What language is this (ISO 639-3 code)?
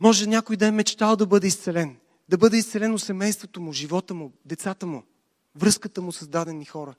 bul